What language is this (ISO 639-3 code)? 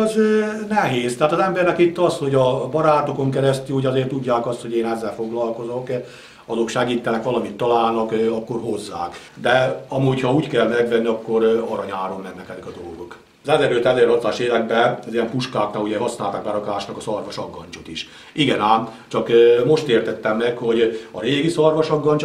hun